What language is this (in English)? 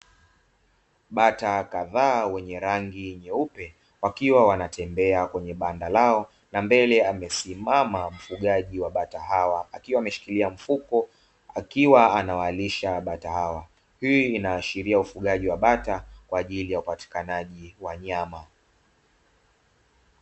Swahili